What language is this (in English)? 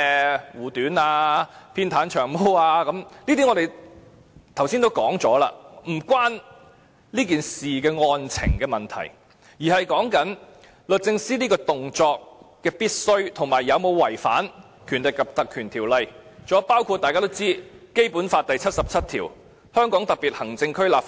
Cantonese